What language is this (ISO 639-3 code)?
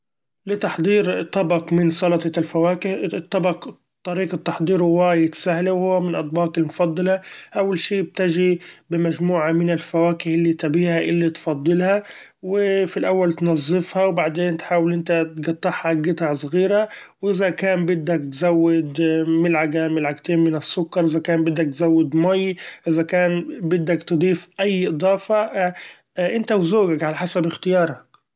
afb